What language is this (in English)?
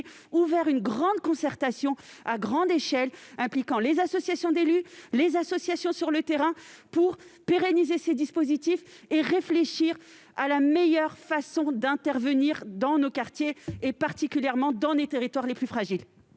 French